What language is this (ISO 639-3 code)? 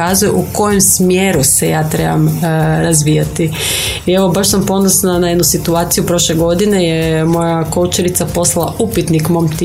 hrv